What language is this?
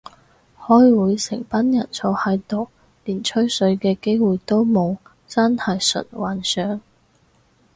Cantonese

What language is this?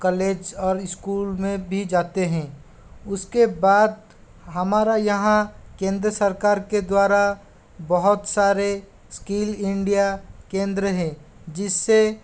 Hindi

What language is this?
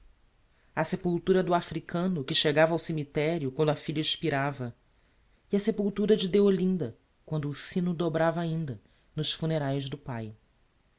Portuguese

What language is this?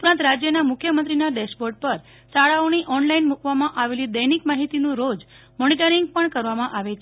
Gujarati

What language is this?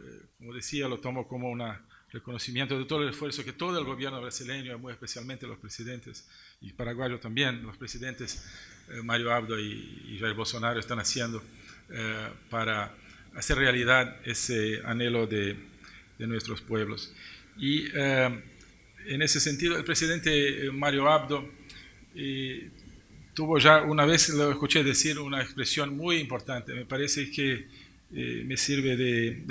Spanish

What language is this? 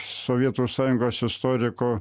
Lithuanian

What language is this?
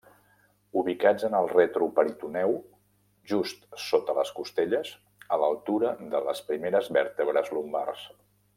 Catalan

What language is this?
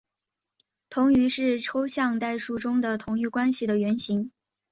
Chinese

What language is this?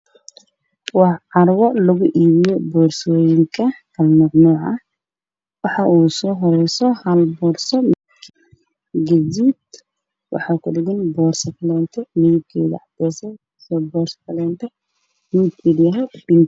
Somali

